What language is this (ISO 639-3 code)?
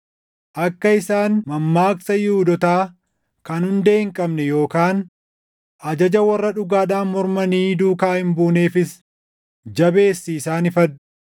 orm